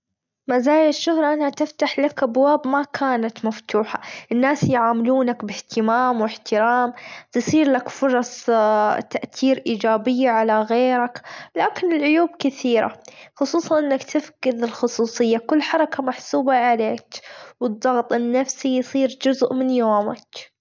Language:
Gulf Arabic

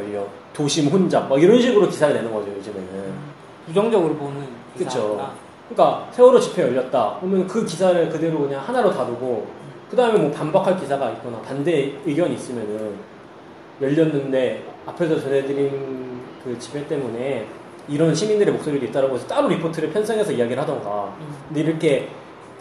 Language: Korean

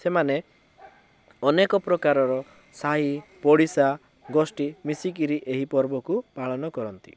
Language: Odia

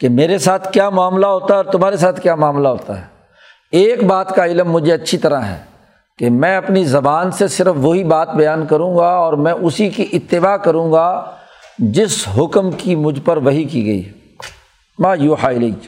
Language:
Urdu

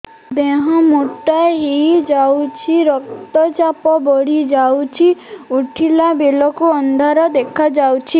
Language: Odia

